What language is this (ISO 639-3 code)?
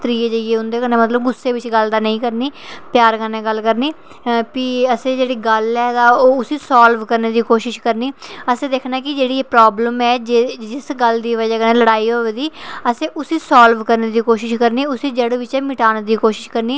doi